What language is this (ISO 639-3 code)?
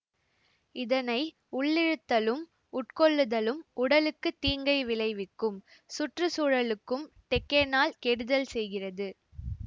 tam